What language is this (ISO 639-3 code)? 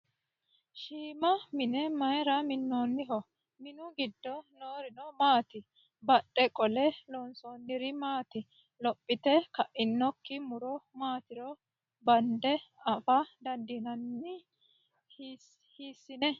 sid